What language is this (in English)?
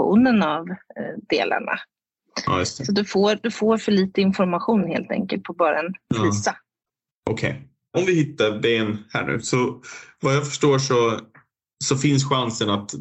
Swedish